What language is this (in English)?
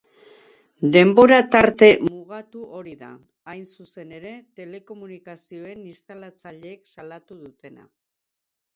Basque